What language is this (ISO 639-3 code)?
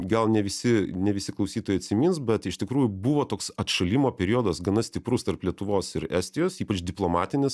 lit